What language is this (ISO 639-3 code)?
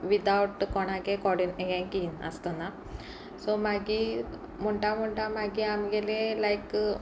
kok